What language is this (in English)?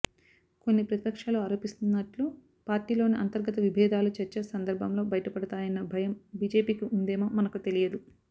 Telugu